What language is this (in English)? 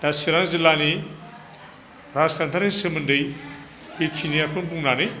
Bodo